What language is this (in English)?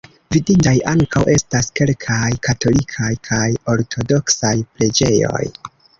Esperanto